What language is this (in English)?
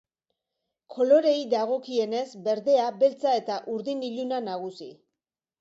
Basque